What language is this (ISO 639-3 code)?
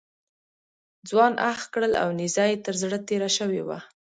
pus